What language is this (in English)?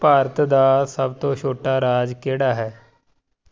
Punjabi